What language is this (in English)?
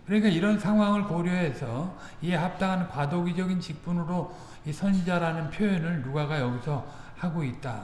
Korean